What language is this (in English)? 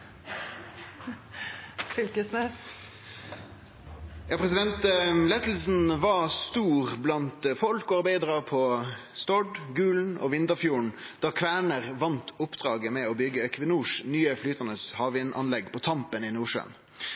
Norwegian Nynorsk